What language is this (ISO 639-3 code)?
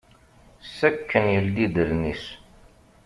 kab